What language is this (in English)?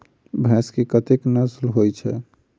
Maithili